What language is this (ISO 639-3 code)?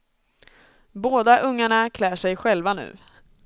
swe